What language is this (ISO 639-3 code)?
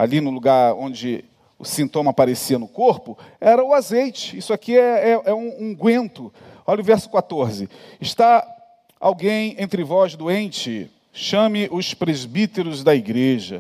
por